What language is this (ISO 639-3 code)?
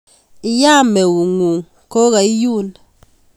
kln